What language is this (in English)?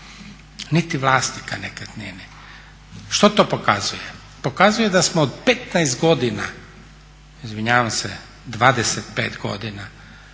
Croatian